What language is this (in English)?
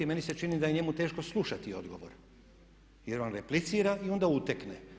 Croatian